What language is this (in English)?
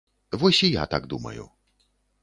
Belarusian